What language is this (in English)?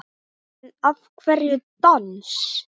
Icelandic